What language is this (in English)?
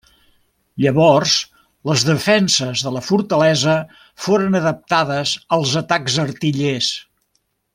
Catalan